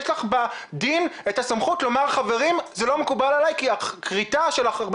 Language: Hebrew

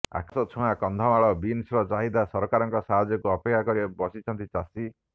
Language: Odia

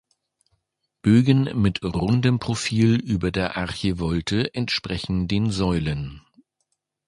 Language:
German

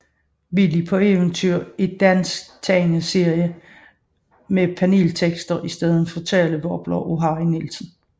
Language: Danish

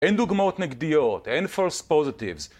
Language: Hebrew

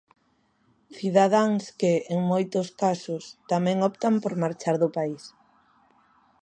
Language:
Galician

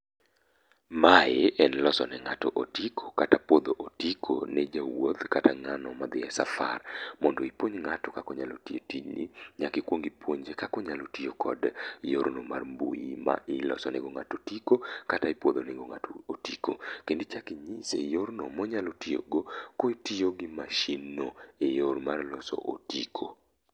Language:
Luo (Kenya and Tanzania)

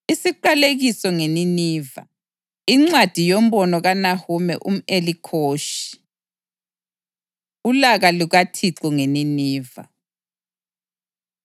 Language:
North Ndebele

